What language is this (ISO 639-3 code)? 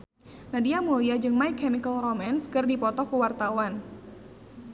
sun